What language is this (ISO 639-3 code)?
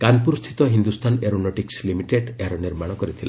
ori